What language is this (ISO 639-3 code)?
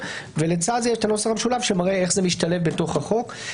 heb